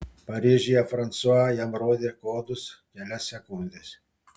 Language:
Lithuanian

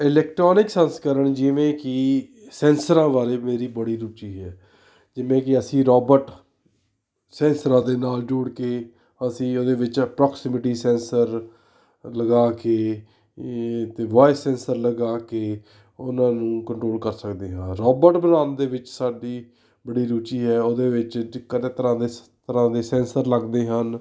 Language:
Punjabi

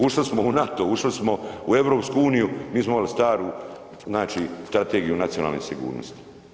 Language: Croatian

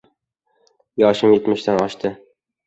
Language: Uzbek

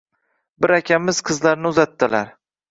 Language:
Uzbek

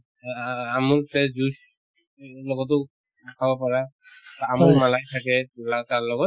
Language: Assamese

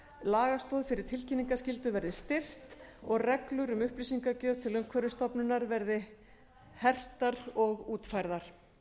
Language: Icelandic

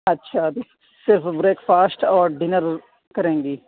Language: Urdu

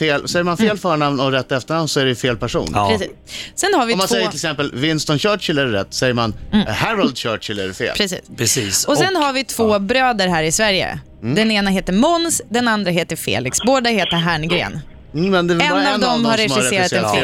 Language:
Swedish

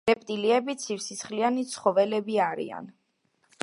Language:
Georgian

